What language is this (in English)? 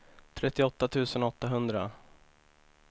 Swedish